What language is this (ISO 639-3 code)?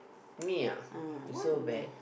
eng